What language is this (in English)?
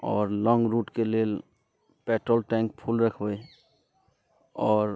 Maithili